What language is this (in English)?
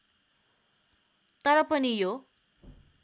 Nepali